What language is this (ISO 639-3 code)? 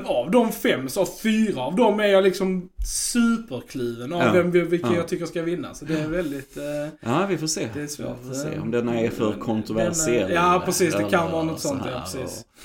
swe